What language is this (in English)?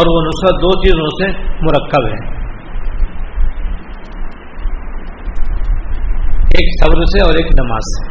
Urdu